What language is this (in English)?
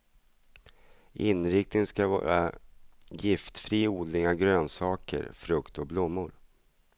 Swedish